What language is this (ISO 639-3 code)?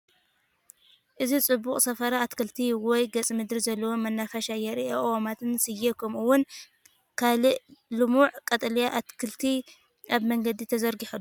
tir